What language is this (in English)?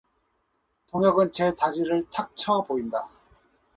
Korean